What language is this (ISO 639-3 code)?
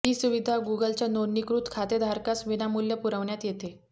mar